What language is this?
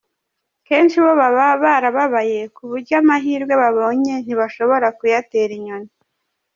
Kinyarwanda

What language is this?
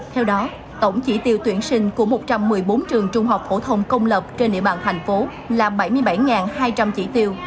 Vietnamese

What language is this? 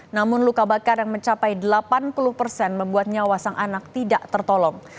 Indonesian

